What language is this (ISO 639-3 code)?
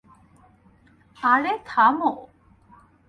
ben